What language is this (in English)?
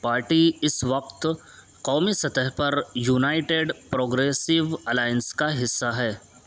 Urdu